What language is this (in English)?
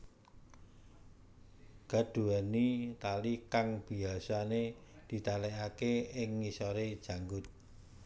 Javanese